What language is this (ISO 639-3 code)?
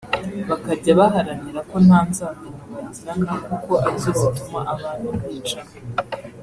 kin